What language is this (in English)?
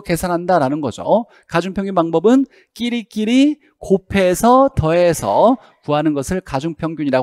Korean